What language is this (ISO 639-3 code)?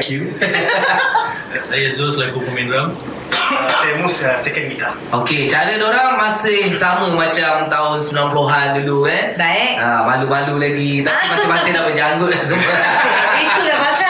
msa